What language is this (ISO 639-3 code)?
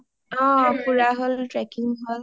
asm